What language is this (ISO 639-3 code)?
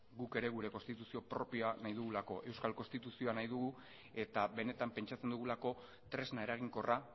eus